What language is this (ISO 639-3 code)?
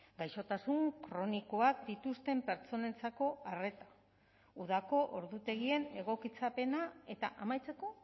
eus